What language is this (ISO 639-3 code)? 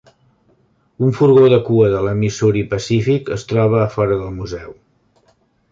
cat